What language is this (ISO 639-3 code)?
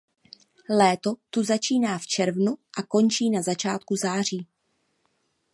ces